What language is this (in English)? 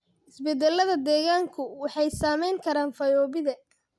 Somali